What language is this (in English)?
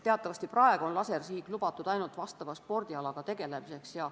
Estonian